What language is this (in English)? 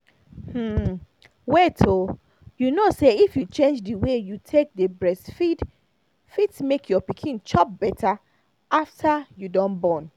Nigerian Pidgin